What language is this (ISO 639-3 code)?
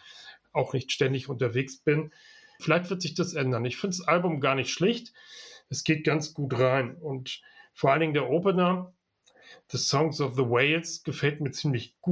deu